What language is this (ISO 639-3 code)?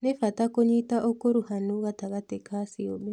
kik